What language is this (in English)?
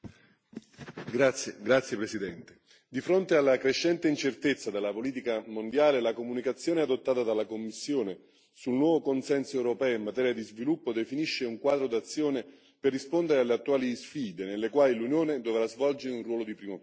Italian